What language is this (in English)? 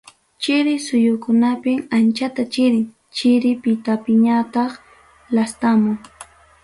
Ayacucho Quechua